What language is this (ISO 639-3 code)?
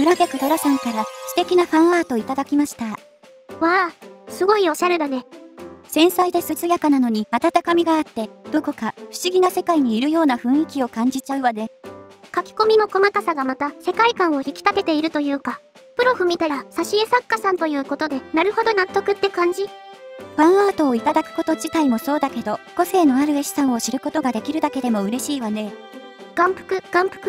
jpn